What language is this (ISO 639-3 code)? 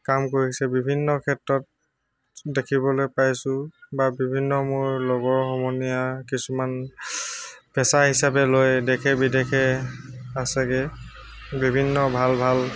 asm